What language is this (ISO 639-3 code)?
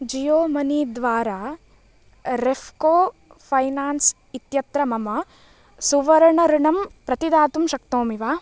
san